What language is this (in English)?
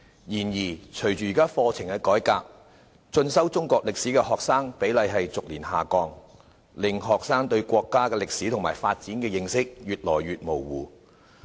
Cantonese